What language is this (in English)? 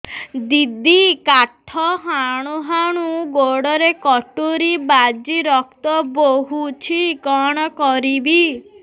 Odia